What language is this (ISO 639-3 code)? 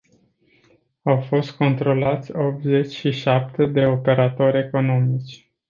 ron